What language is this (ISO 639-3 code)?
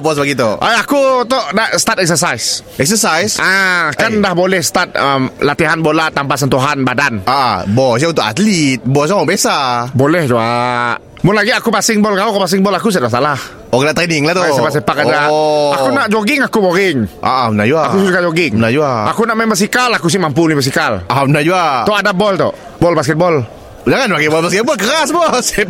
msa